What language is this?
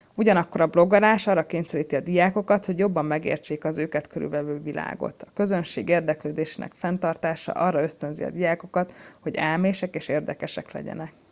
Hungarian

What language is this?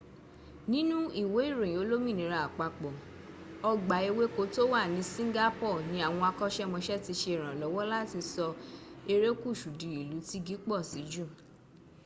Yoruba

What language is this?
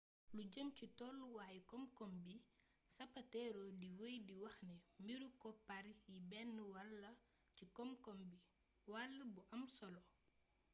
Wolof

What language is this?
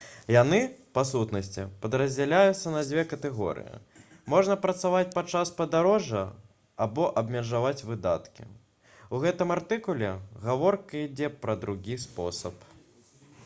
Belarusian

